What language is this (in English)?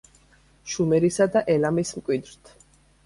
Georgian